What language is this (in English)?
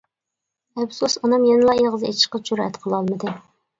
Uyghur